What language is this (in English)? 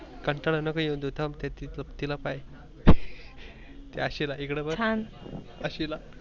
Marathi